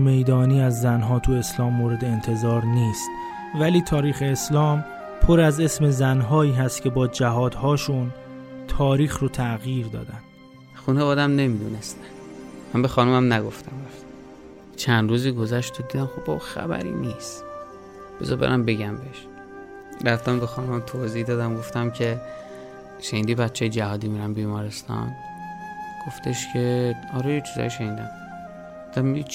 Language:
Persian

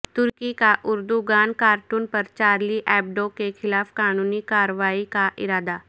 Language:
Urdu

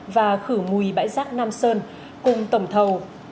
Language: Vietnamese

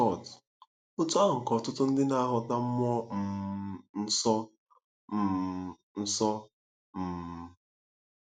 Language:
Igbo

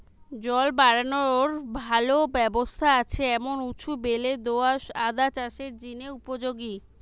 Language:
Bangla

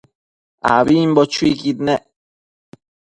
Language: Matsés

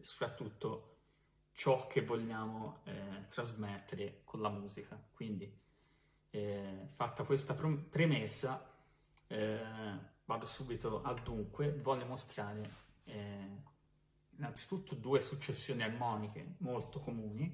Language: Italian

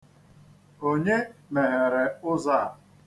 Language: Igbo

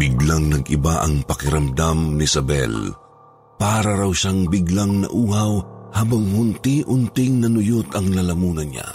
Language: Filipino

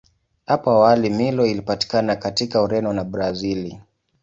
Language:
Swahili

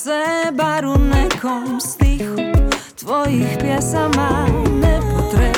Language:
Croatian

